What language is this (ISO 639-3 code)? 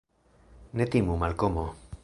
epo